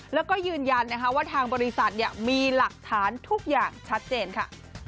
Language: Thai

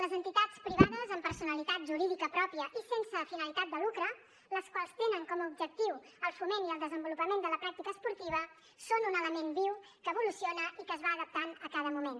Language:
Catalan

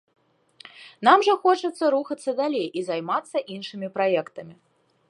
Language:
Belarusian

